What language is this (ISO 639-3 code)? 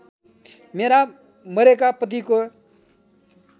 nep